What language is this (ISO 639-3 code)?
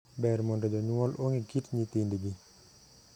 luo